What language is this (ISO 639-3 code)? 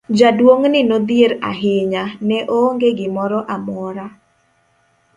luo